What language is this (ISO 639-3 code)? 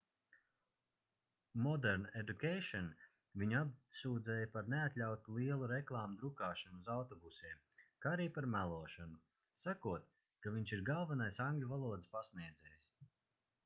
lav